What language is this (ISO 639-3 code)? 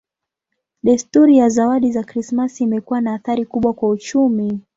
swa